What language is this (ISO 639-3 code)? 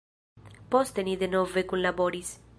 epo